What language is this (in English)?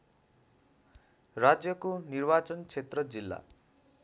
Nepali